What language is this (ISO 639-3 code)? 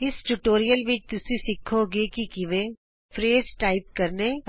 pan